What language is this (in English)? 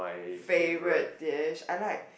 English